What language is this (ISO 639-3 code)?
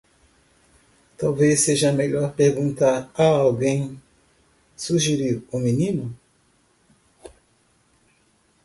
por